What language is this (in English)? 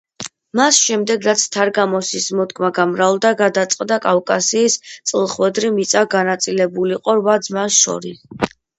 Georgian